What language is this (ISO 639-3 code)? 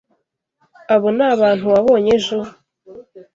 kin